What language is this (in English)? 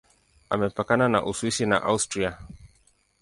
Swahili